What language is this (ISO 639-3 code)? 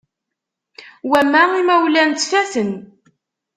kab